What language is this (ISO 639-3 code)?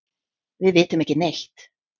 isl